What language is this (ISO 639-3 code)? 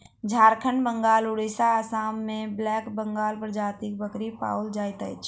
mai